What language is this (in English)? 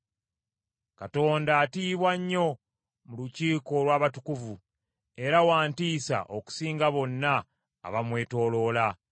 Ganda